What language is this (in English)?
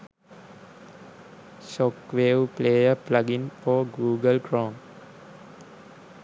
Sinhala